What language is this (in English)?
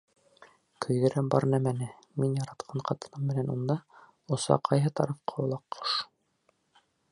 Bashkir